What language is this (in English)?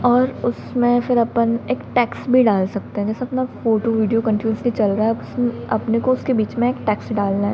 Hindi